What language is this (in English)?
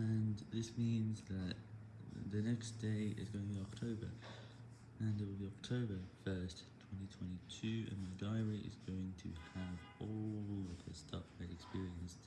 English